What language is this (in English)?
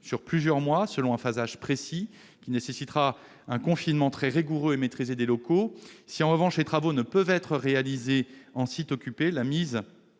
French